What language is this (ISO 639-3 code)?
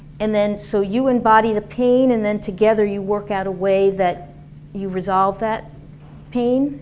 eng